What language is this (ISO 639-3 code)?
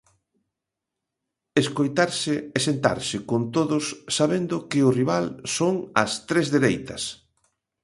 glg